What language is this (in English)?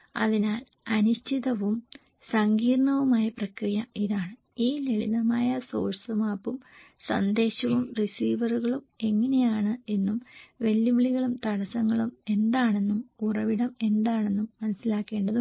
Malayalam